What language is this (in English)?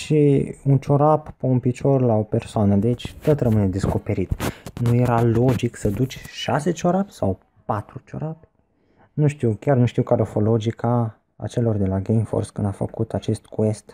Romanian